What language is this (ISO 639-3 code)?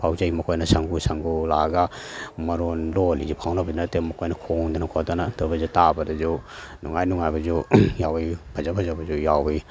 mni